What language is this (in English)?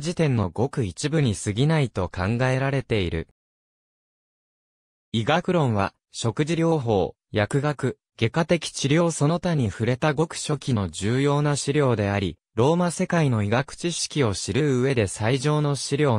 Japanese